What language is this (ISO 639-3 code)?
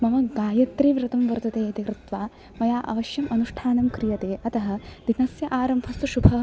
san